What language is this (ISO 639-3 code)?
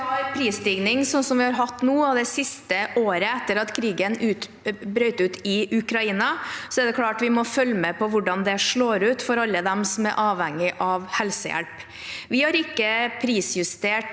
nor